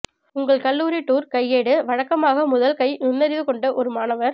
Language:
Tamil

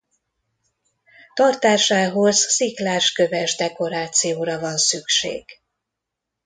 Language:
Hungarian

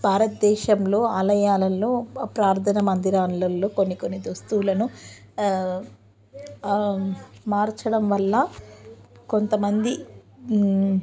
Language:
Telugu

